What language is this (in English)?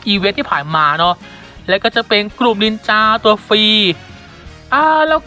Thai